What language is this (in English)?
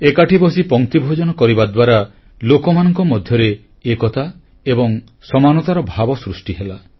Odia